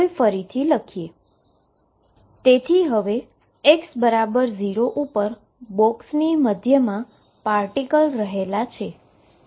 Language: Gujarati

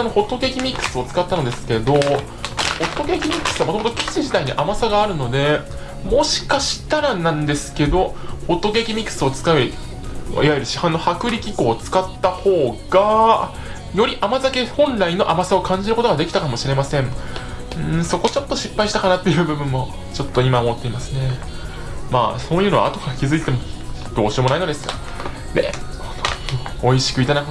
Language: Japanese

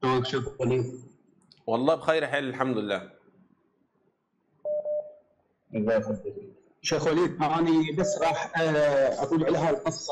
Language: Arabic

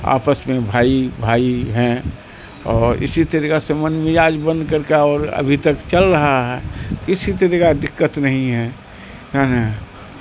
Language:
Urdu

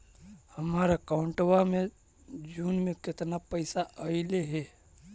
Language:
Magahi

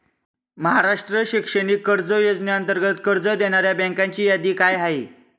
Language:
Marathi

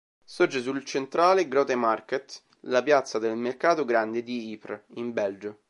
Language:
Italian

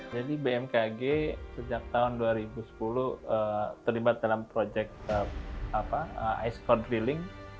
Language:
Indonesian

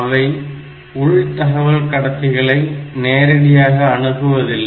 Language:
Tamil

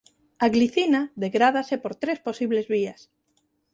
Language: Galician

